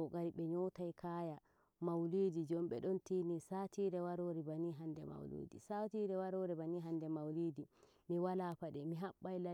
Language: Nigerian Fulfulde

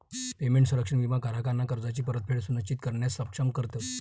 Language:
Marathi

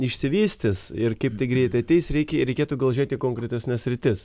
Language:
Lithuanian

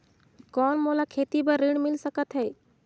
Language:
Chhattisgarhi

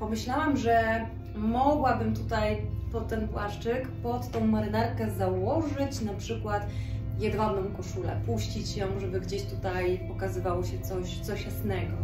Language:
Polish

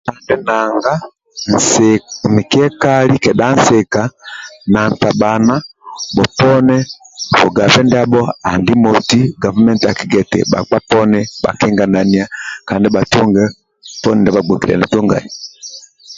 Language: Amba (Uganda)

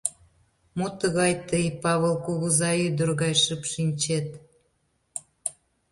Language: Mari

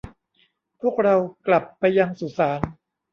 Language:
Thai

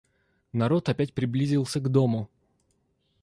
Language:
Russian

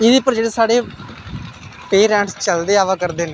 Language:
Dogri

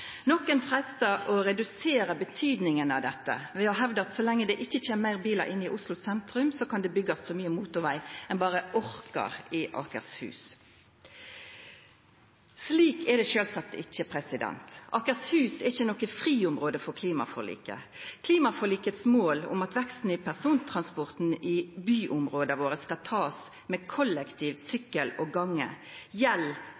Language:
Norwegian Nynorsk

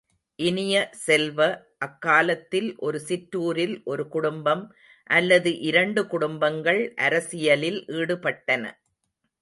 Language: Tamil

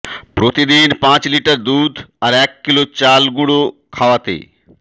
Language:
Bangla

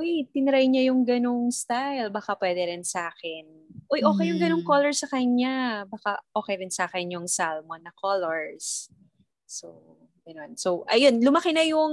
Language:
Filipino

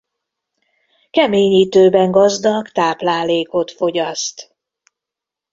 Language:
Hungarian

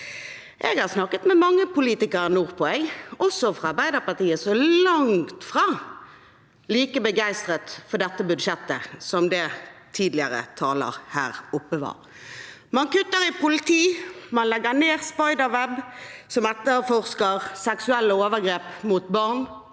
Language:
Norwegian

